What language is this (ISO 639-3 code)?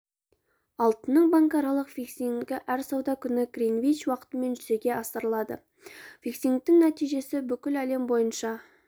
kaz